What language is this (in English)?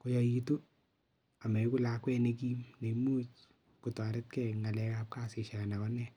Kalenjin